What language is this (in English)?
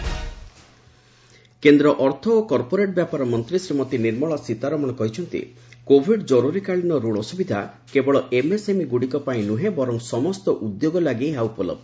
Odia